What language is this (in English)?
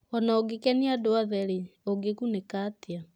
Kikuyu